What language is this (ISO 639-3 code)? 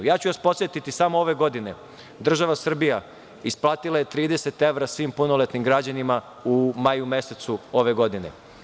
srp